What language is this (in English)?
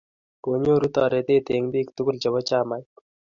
Kalenjin